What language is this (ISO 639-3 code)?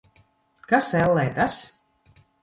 lav